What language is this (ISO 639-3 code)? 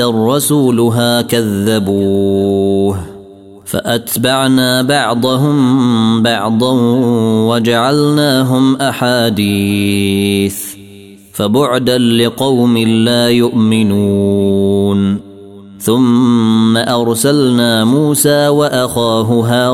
ara